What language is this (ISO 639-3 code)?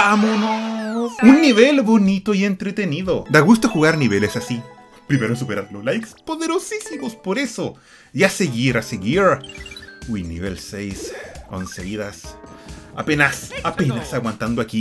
spa